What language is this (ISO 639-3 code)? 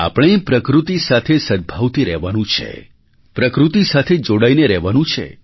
guj